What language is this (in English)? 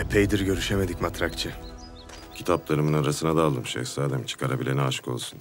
Turkish